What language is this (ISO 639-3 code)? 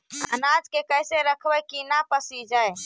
mag